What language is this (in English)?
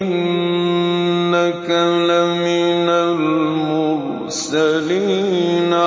Arabic